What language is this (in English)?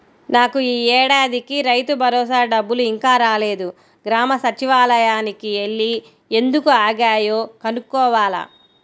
Telugu